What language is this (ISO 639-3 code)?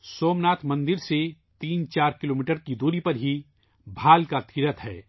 urd